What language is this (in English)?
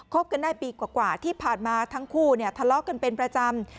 Thai